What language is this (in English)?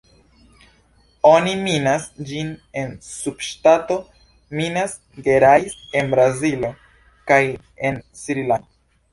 Esperanto